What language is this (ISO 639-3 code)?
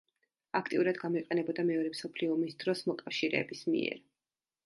kat